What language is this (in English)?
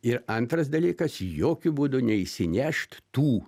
Lithuanian